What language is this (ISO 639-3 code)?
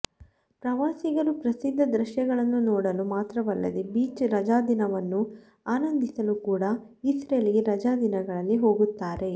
kan